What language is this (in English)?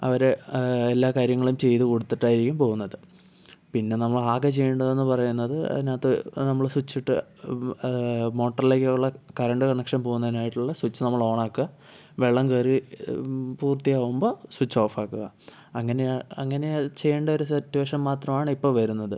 Malayalam